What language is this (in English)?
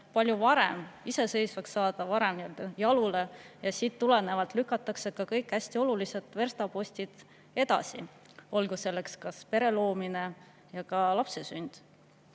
Estonian